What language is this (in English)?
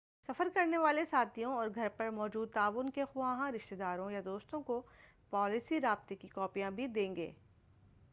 Urdu